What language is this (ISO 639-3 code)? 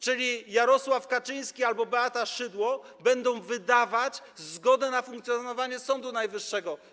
pol